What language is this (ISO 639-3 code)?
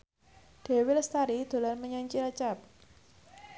jav